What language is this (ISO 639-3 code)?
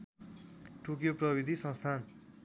nep